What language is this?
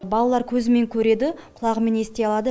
Kazakh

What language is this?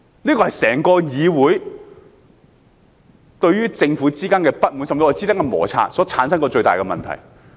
Cantonese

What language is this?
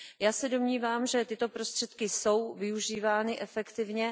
Czech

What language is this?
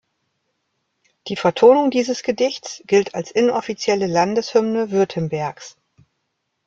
German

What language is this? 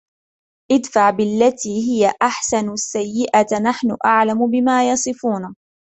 Arabic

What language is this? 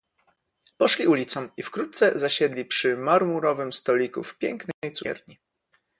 Polish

